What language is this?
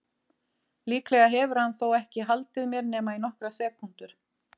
Icelandic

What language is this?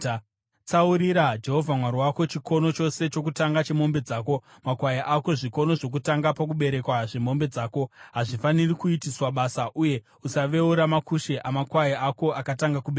Shona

